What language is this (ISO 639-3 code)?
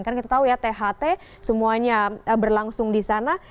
ind